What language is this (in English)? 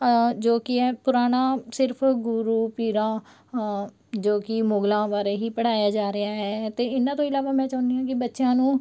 Punjabi